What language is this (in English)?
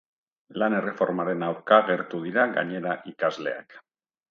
Basque